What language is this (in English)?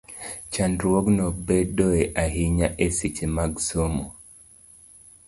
Luo (Kenya and Tanzania)